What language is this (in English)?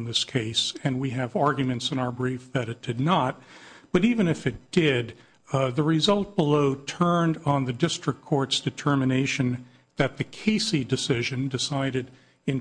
English